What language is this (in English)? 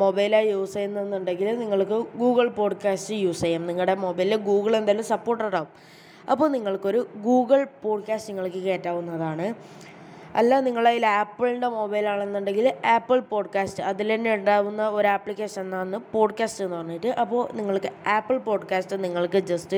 Malayalam